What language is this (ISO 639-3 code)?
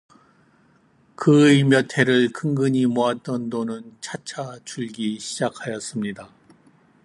kor